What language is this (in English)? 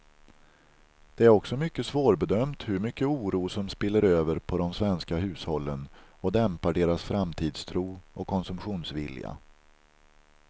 Swedish